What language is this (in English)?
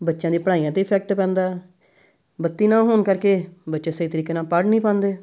Punjabi